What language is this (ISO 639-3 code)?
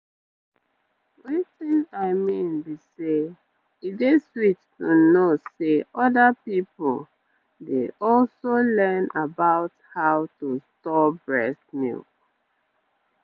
pcm